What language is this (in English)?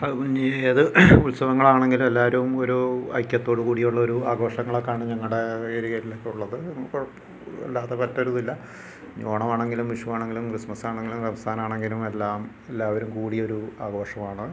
Malayalam